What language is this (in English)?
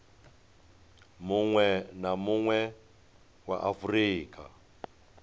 Venda